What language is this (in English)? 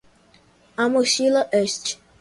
Portuguese